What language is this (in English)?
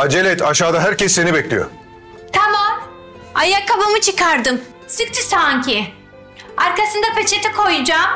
Turkish